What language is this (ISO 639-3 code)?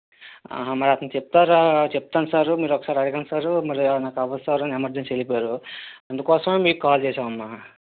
tel